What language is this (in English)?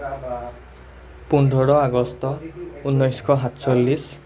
Assamese